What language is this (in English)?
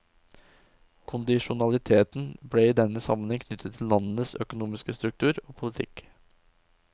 Norwegian